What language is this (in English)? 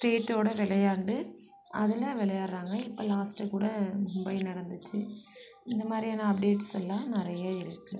Tamil